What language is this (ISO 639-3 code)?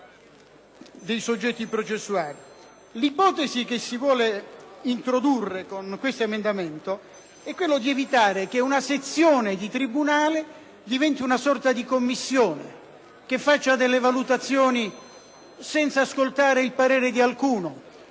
ita